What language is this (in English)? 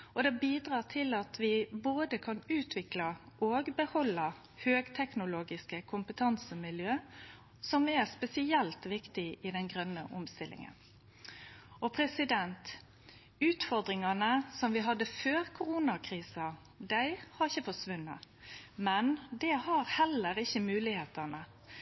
Norwegian Nynorsk